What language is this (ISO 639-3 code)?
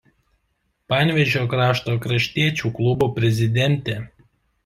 lit